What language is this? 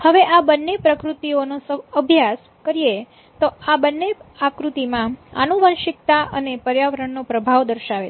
Gujarati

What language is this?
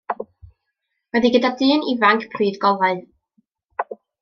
Welsh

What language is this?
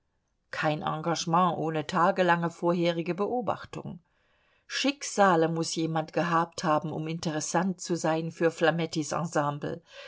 German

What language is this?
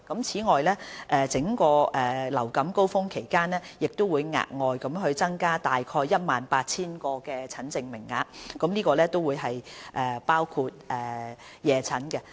Cantonese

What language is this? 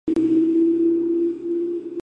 Georgian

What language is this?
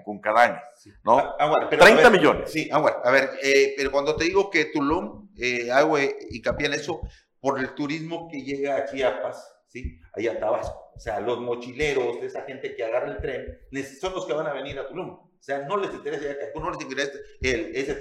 Spanish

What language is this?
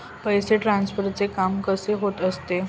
Marathi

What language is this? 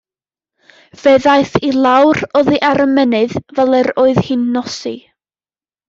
Welsh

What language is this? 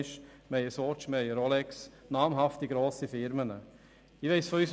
Swiss German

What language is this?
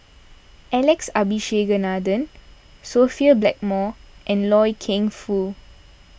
English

